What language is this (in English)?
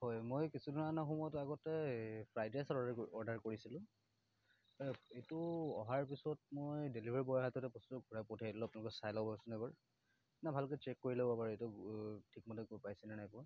Assamese